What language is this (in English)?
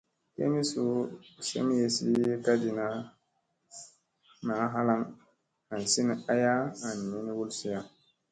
Musey